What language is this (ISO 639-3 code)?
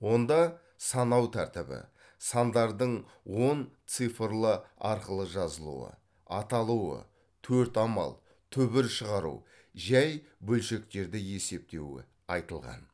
kaz